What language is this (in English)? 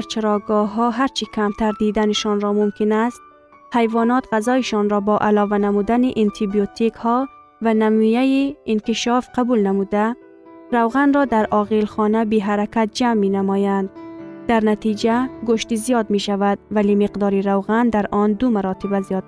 Persian